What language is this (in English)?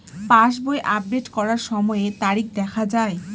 Bangla